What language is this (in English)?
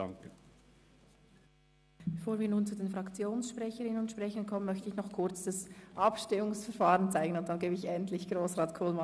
Swiss German